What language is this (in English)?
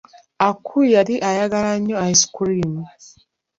Ganda